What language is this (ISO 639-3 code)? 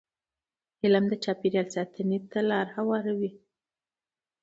pus